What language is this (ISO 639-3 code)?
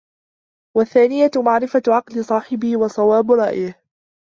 ara